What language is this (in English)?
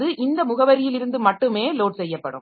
Tamil